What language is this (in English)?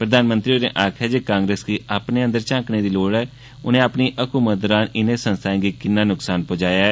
Dogri